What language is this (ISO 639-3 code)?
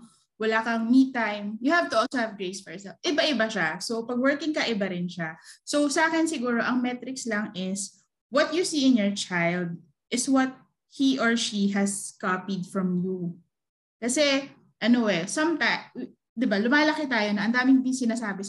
fil